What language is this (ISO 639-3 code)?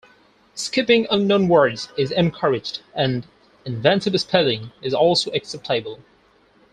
eng